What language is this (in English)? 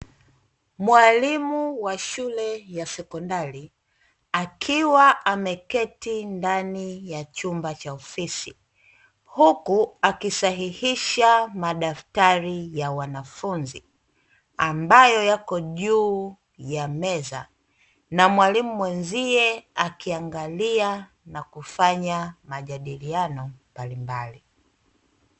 Swahili